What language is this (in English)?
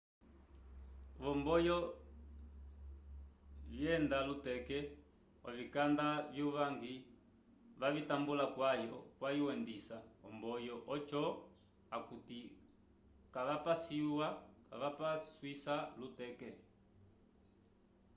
Umbundu